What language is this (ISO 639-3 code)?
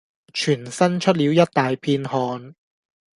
yue